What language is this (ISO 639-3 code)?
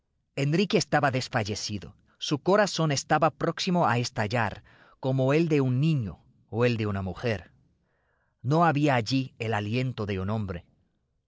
spa